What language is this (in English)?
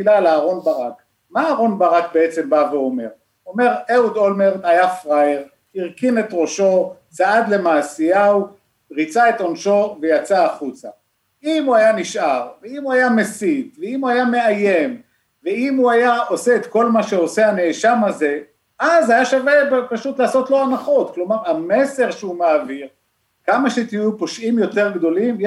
Hebrew